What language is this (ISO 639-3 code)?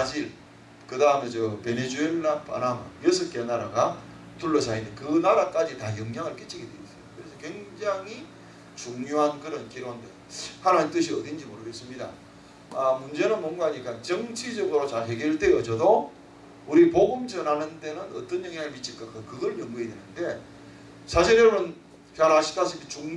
kor